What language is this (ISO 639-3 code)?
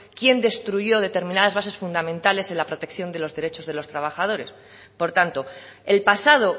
spa